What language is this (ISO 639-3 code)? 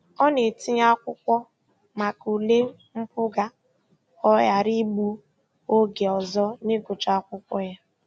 ibo